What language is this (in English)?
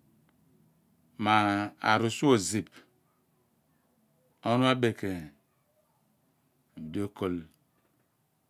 Abua